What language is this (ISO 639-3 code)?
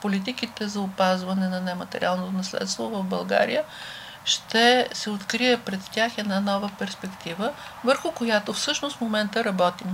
bul